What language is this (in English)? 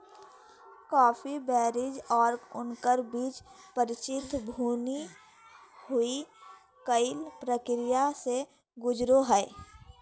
Magahi